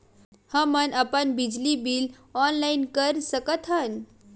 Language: Chhattisgarhi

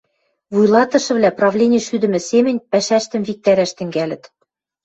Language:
Western Mari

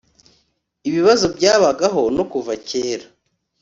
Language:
Kinyarwanda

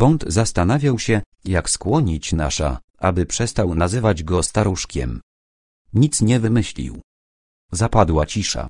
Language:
Polish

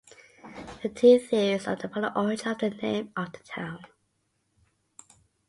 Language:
English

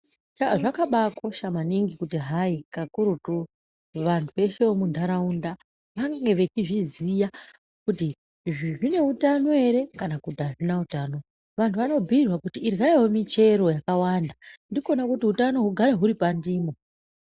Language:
Ndau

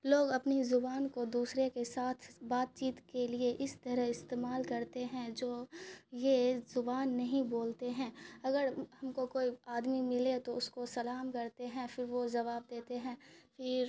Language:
Urdu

